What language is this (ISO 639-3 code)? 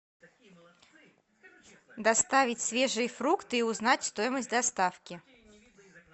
rus